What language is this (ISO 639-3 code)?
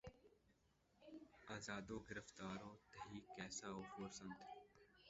urd